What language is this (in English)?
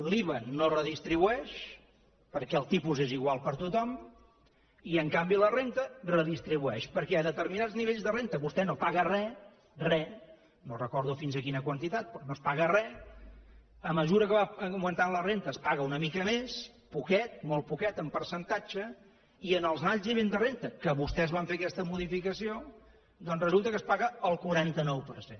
Catalan